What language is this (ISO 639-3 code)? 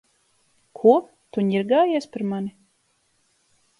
lav